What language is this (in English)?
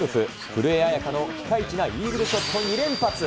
Japanese